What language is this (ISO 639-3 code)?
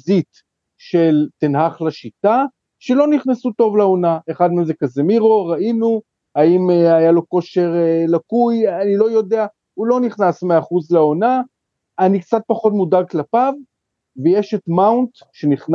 heb